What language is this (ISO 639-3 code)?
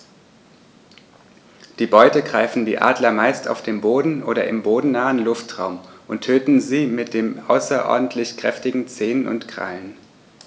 deu